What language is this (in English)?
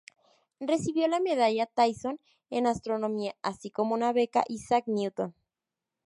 Spanish